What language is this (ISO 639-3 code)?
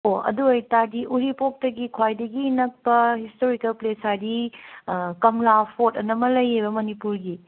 mni